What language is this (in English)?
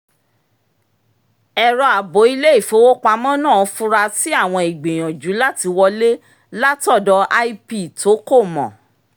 Yoruba